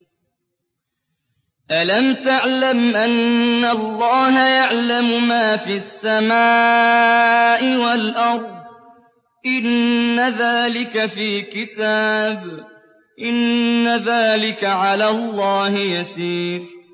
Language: Arabic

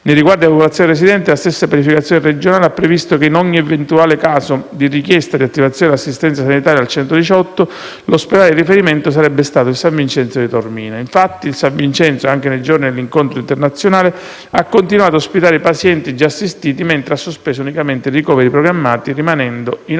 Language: Italian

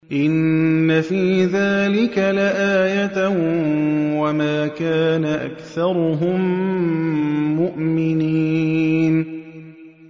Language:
Arabic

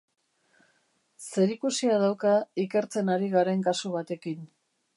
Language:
Basque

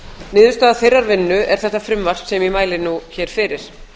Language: Icelandic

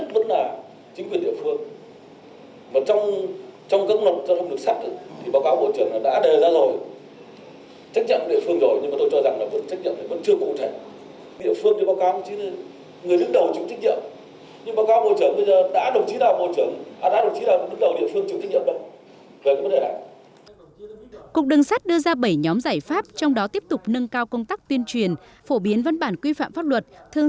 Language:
Vietnamese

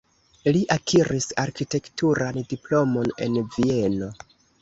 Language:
Esperanto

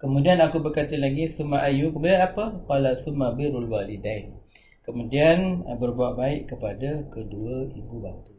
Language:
Malay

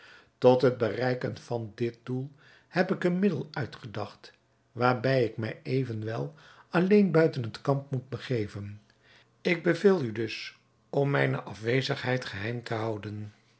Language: Dutch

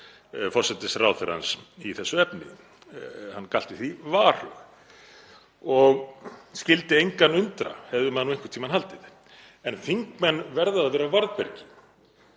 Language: Icelandic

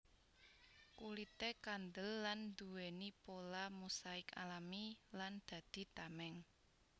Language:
Javanese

